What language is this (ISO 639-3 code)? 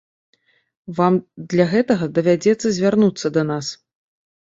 bel